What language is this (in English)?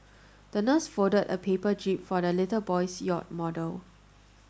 English